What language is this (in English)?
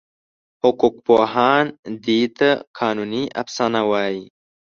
Pashto